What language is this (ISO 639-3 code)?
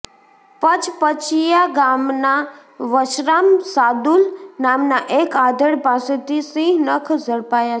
guj